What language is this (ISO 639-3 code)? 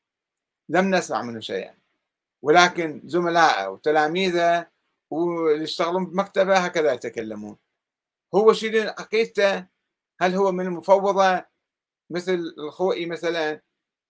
ara